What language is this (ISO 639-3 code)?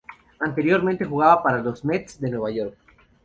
spa